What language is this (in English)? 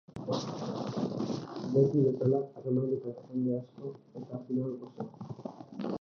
Basque